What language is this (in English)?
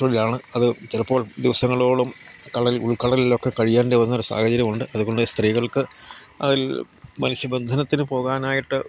Malayalam